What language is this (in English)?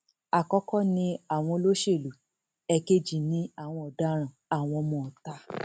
Yoruba